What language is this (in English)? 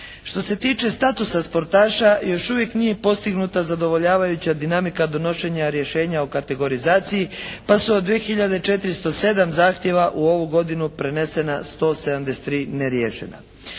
Croatian